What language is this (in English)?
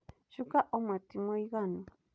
Kikuyu